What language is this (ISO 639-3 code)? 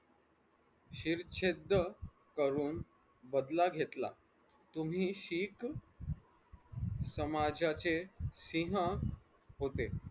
mar